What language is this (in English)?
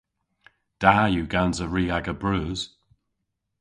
Cornish